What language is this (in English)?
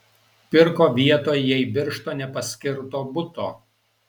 Lithuanian